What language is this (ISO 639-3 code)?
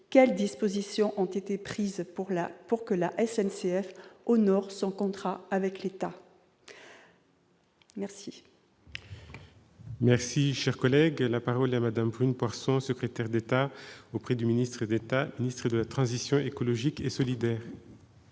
fra